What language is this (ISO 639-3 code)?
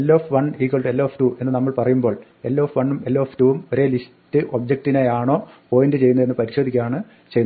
mal